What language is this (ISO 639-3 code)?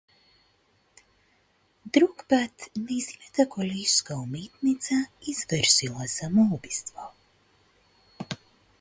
mkd